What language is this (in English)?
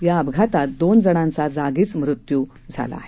Marathi